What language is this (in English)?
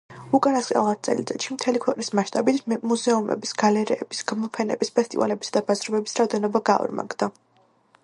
Georgian